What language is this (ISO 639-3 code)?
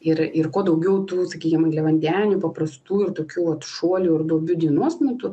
lit